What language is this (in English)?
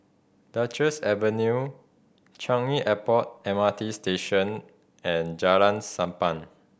English